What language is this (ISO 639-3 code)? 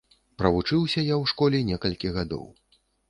bel